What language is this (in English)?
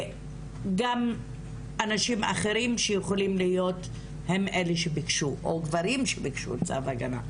Hebrew